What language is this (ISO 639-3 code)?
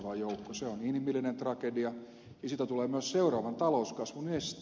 fin